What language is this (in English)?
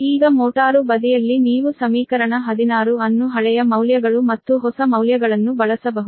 Kannada